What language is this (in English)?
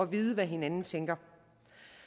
Danish